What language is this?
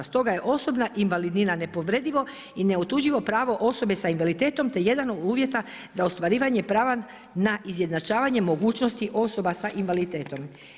Croatian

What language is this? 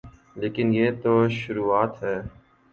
Urdu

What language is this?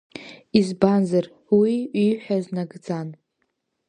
Abkhazian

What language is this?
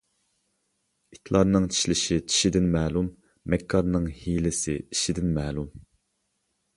Uyghur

